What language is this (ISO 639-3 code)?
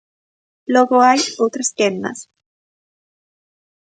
glg